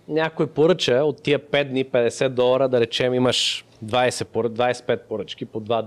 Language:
Bulgarian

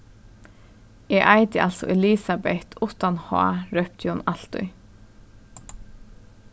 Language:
Faroese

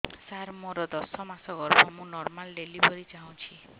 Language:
Odia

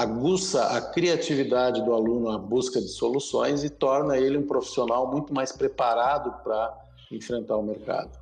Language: Portuguese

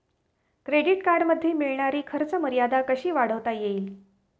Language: Marathi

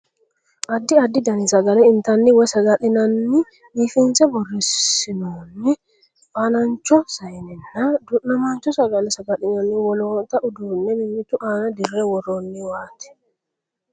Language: Sidamo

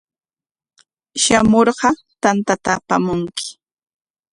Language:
Corongo Ancash Quechua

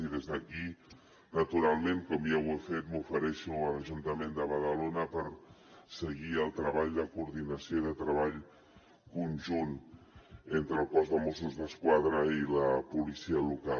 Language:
Catalan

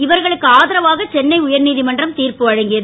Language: Tamil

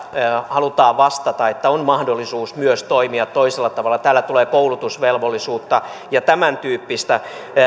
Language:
Finnish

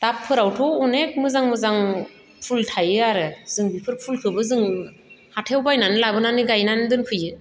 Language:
Bodo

